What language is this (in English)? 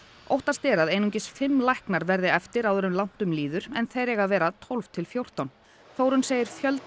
Icelandic